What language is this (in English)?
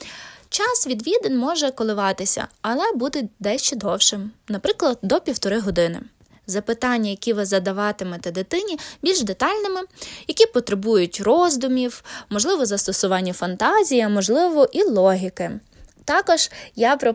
Ukrainian